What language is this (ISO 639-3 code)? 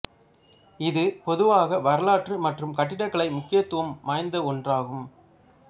tam